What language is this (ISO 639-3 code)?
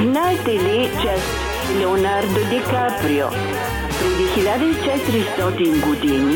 bul